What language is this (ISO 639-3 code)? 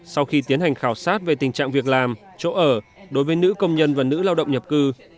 vie